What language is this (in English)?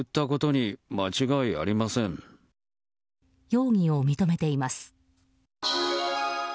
Japanese